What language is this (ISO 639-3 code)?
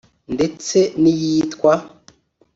kin